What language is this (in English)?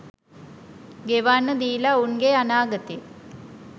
Sinhala